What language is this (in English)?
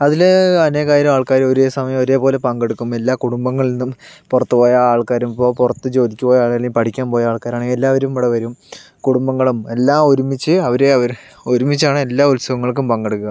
Malayalam